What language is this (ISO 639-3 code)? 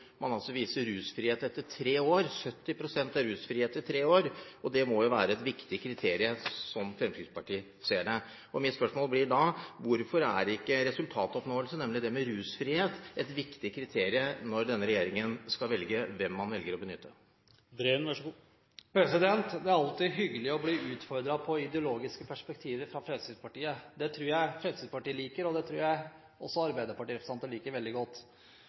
nob